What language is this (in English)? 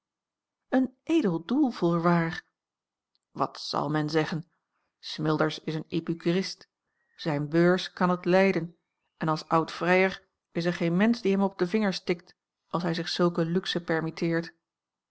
Dutch